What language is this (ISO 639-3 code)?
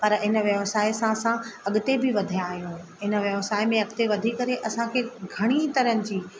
snd